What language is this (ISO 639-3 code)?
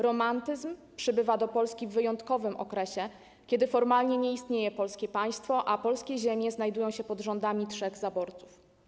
pol